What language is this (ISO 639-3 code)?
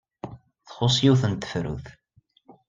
kab